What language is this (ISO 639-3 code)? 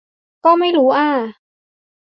tha